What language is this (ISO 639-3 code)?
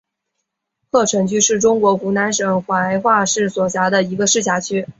zho